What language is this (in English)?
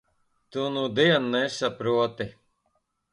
Latvian